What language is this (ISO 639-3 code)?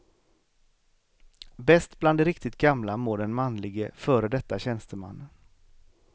swe